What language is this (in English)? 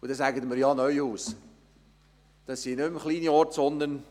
Swiss German